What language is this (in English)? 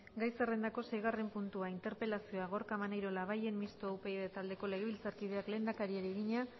Basque